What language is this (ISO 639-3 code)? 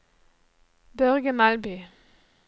nor